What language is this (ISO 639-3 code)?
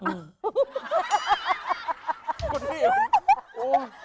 tha